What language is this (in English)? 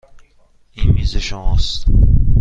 Persian